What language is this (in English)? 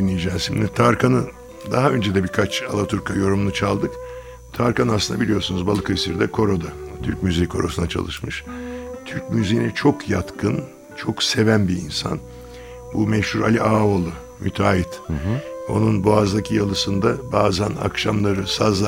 Turkish